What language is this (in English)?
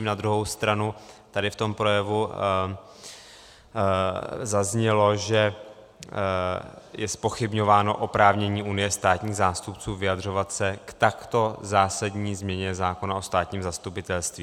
Czech